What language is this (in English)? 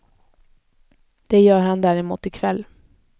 Swedish